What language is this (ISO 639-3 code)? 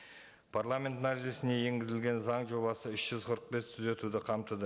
kaz